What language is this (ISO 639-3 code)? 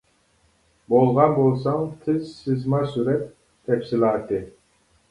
uig